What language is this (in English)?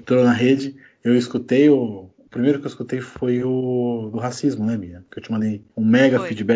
Portuguese